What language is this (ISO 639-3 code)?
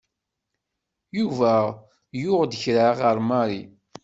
kab